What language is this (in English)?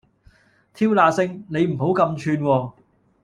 Cantonese